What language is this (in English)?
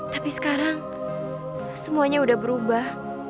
Indonesian